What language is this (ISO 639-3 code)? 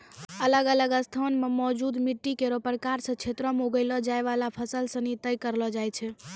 mai